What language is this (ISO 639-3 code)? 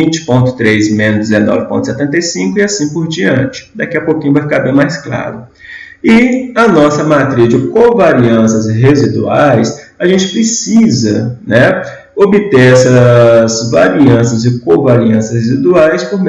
por